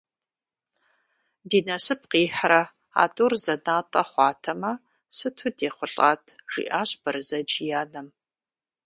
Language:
Kabardian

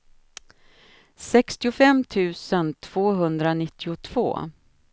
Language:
Swedish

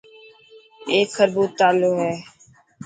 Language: Dhatki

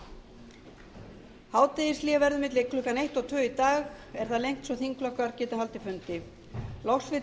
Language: Icelandic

